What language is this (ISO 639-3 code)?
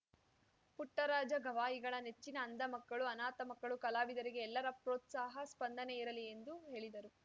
kan